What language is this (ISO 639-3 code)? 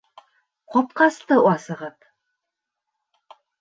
bak